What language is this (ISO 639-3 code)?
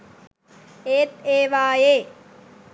sin